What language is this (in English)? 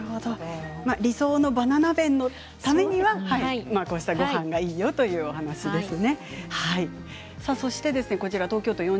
Japanese